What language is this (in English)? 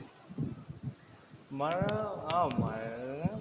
Malayalam